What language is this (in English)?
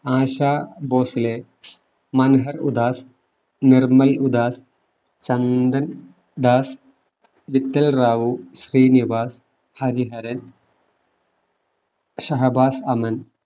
Malayalam